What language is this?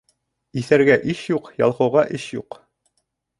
Bashkir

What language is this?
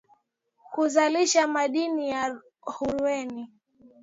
Swahili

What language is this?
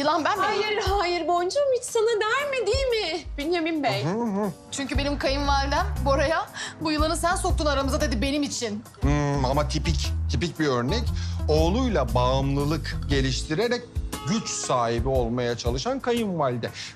Turkish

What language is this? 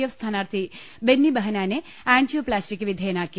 Malayalam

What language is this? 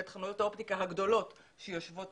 Hebrew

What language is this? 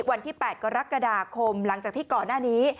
Thai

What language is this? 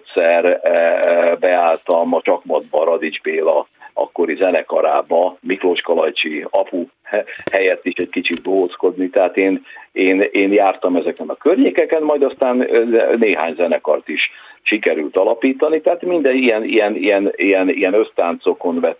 Hungarian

